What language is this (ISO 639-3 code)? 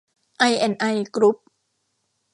tha